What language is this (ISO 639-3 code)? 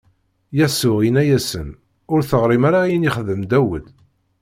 kab